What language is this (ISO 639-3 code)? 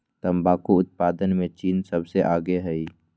mag